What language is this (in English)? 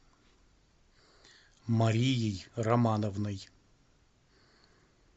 Russian